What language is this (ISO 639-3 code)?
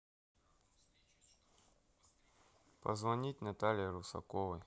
rus